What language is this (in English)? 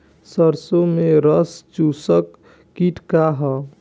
Bhojpuri